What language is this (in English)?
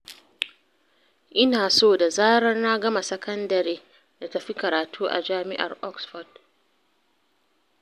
Hausa